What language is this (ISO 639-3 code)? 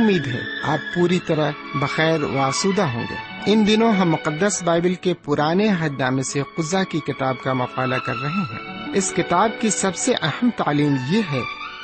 urd